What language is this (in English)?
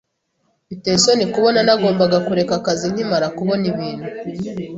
Kinyarwanda